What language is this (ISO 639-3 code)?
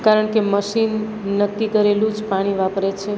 guj